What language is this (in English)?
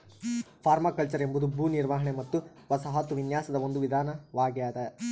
Kannada